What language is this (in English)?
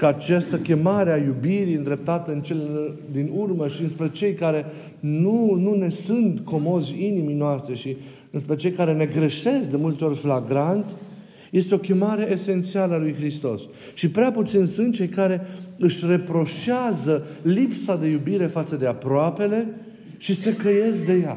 Romanian